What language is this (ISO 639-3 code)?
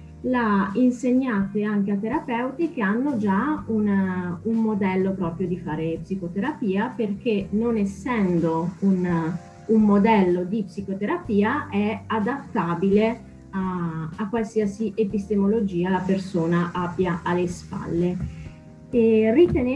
ita